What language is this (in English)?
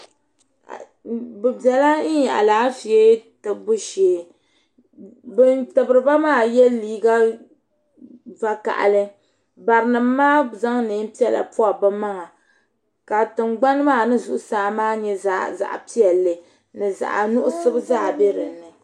Dagbani